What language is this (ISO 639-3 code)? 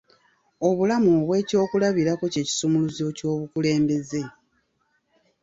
lug